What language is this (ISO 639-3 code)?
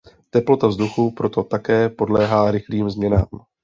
ces